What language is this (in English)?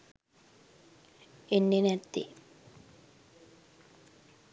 Sinhala